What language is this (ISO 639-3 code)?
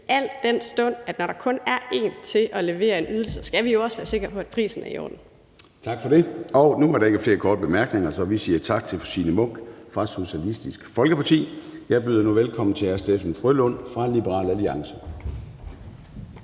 dan